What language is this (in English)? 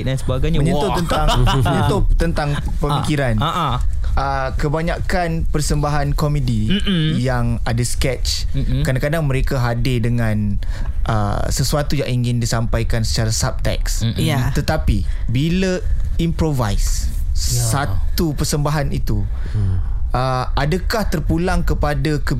Malay